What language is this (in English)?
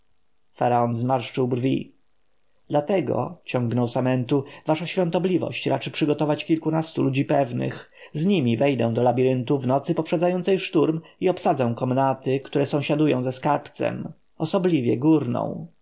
Polish